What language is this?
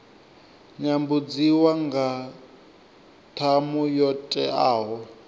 Venda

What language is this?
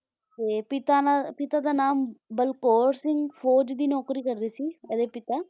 Punjabi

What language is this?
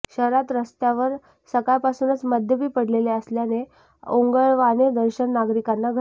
Marathi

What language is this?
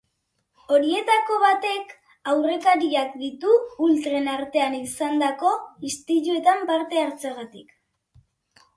Basque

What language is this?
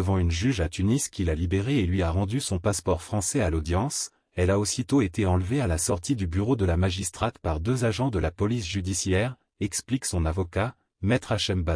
French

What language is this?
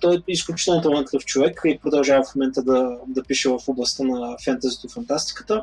Bulgarian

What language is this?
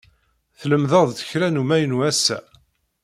Kabyle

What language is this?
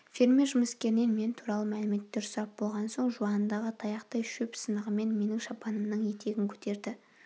Kazakh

